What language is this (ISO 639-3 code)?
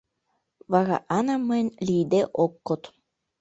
chm